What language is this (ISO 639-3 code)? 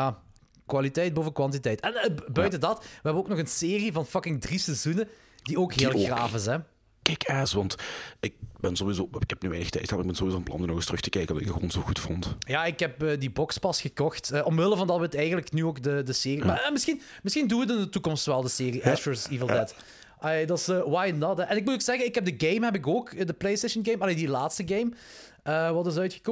nld